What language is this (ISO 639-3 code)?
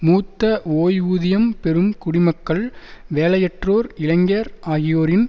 tam